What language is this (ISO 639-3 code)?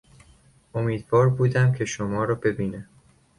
fas